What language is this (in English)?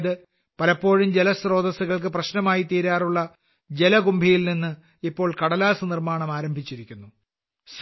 Malayalam